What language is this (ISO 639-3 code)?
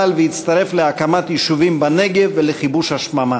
heb